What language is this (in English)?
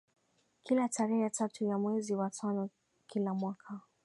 Swahili